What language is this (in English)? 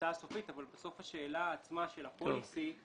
Hebrew